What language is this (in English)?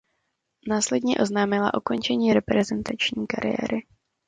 Czech